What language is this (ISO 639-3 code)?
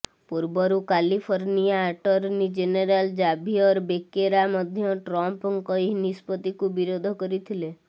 ori